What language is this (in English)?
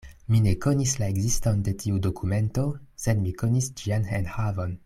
Esperanto